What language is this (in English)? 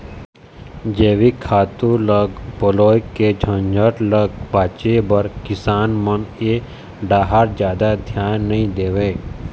Chhattisgarhi